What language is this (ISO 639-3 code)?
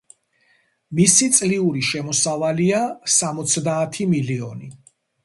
kat